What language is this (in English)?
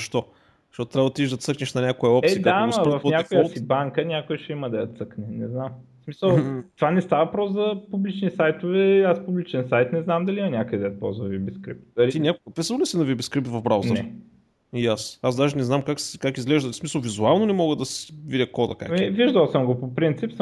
Bulgarian